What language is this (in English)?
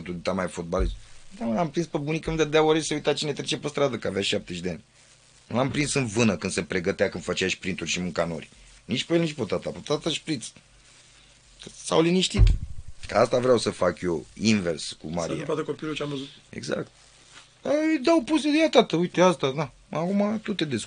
Romanian